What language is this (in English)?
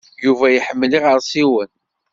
Kabyle